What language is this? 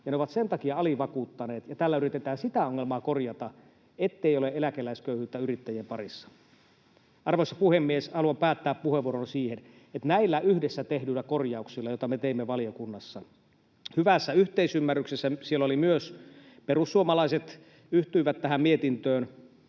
Finnish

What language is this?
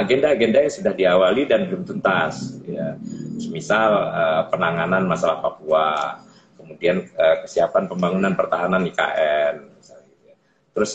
Indonesian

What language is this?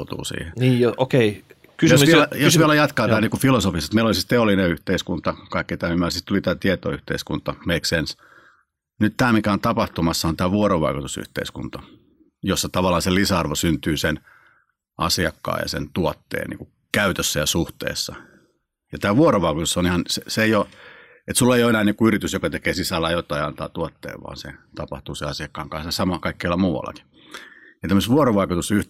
Finnish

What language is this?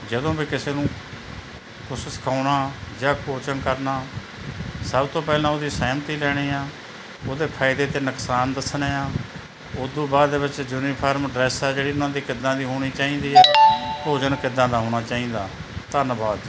Punjabi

